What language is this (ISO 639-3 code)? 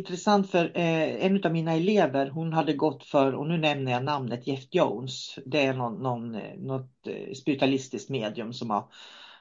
swe